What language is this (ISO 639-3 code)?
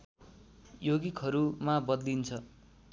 nep